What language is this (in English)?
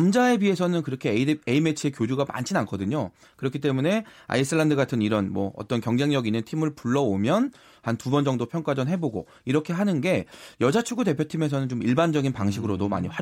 Korean